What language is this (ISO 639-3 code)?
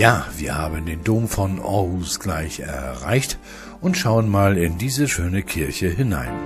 deu